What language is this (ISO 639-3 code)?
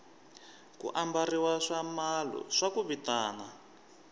tso